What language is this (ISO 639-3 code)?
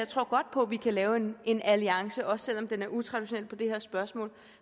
dan